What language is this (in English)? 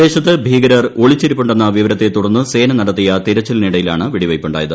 Malayalam